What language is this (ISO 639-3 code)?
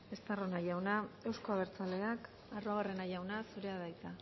eus